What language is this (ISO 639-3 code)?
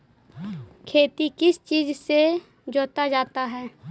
mag